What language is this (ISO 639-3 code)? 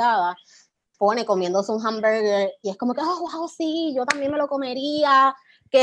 spa